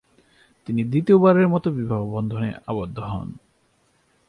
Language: Bangla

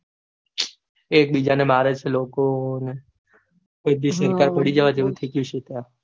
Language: Gujarati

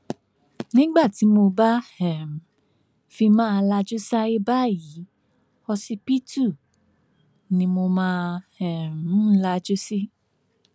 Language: Yoruba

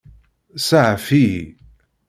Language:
Kabyle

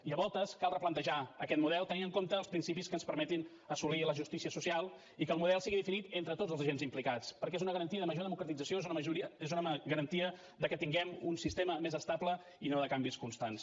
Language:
Catalan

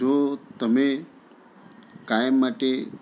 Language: Gujarati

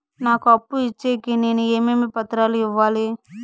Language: Telugu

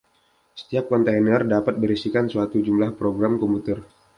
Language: Indonesian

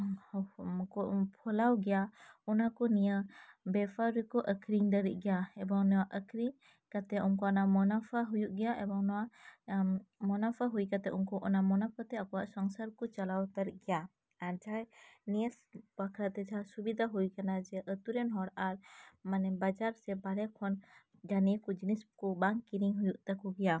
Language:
Santali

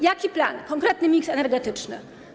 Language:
Polish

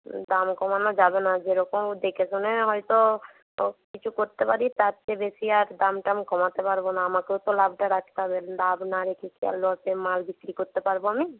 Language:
Bangla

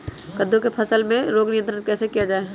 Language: Magahi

